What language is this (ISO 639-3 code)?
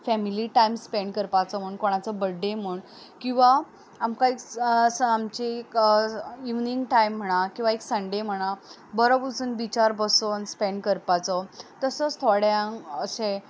kok